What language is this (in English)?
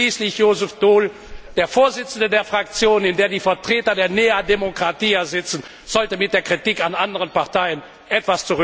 German